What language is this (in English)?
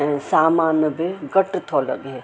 Sindhi